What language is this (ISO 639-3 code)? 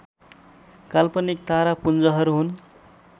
nep